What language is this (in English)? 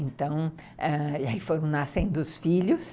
Portuguese